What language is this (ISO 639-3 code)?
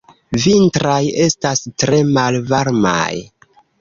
epo